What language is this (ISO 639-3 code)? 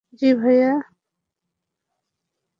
ben